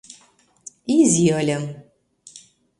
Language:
Mari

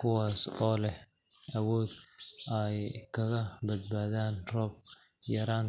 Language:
Somali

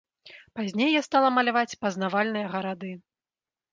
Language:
Belarusian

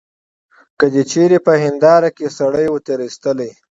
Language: Pashto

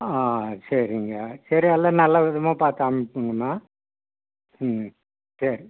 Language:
Tamil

